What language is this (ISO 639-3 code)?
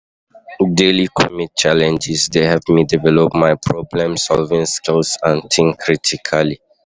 pcm